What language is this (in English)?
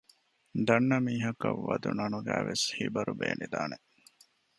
Divehi